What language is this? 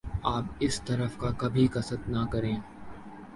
Urdu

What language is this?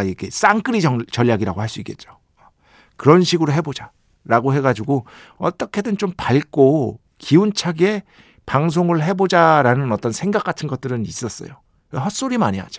Korean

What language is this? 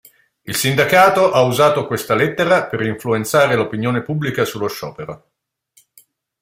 Italian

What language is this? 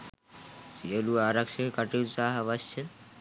Sinhala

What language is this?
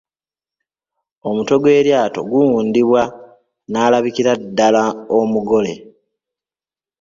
Ganda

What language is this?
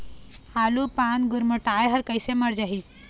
Chhattisgarhi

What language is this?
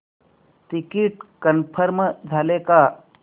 Marathi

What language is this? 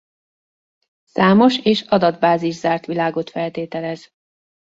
Hungarian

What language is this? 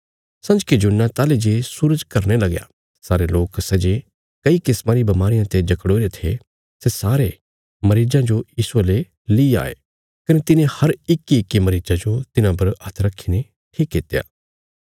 Bilaspuri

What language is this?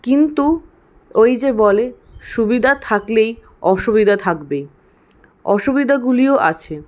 Bangla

